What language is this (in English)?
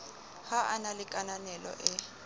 Southern Sotho